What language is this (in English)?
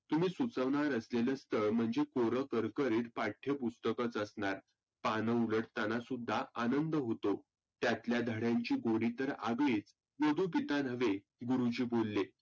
Marathi